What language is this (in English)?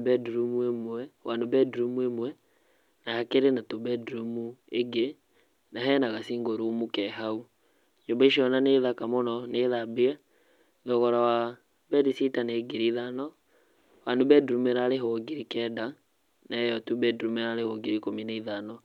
Kikuyu